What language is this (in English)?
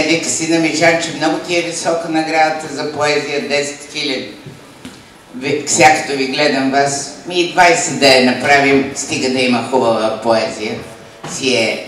Bulgarian